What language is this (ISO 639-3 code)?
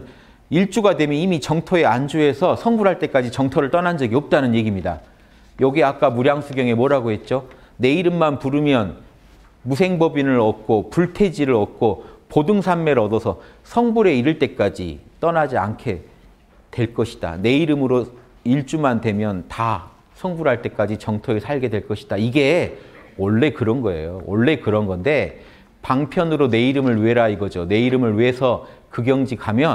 kor